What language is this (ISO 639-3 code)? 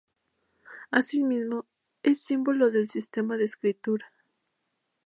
spa